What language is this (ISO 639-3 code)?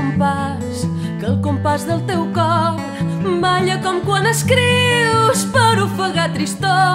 ron